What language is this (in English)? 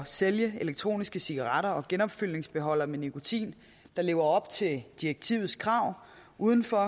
Danish